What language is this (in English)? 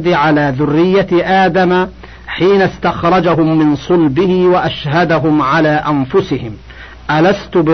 Arabic